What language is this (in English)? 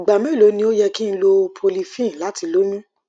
Yoruba